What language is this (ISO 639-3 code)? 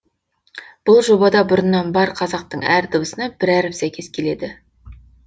kaz